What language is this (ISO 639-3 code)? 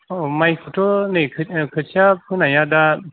brx